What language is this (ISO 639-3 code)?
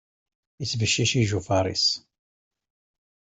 kab